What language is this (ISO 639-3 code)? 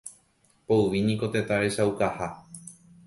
grn